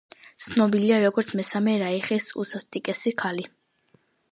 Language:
Georgian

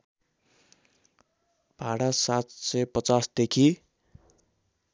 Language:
Nepali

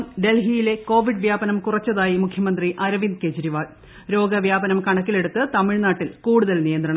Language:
Malayalam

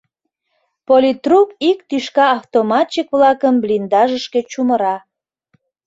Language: Mari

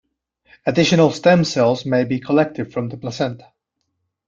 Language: English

